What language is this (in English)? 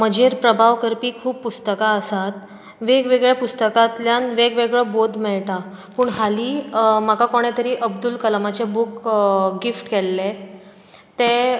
Konkani